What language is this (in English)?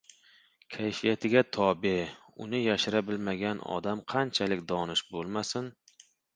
Uzbek